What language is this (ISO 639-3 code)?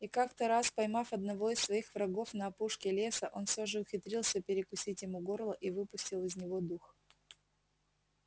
rus